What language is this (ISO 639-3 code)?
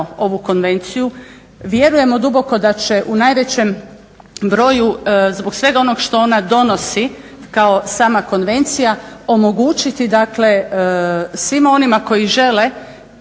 hrv